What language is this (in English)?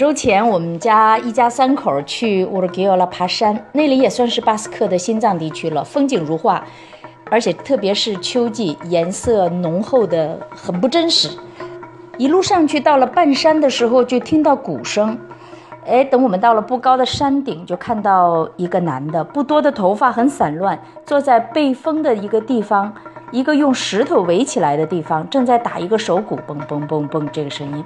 Chinese